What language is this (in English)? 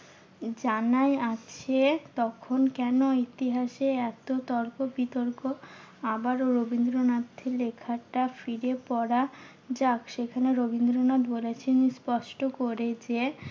Bangla